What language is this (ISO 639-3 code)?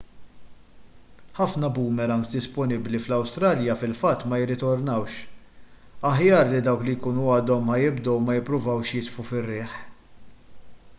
mlt